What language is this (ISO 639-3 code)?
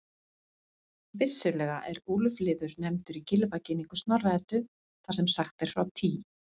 isl